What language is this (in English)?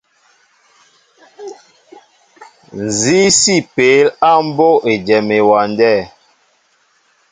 Mbo (Cameroon)